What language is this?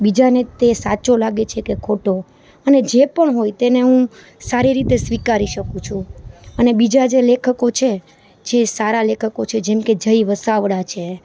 Gujarati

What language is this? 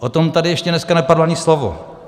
Czech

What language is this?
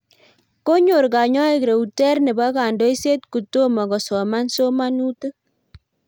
Kalenjin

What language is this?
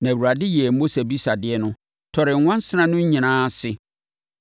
Akan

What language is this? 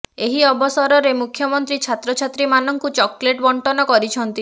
Odia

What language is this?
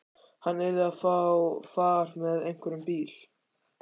Icelandic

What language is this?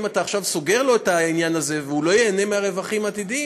Hebrew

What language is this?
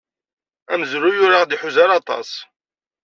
Kabyle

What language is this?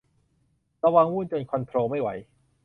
Thai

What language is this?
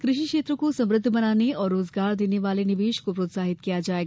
Hindi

